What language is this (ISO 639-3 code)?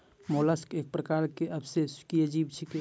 mai